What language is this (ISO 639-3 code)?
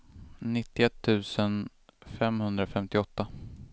swe